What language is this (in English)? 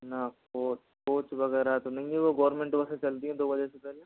Hindi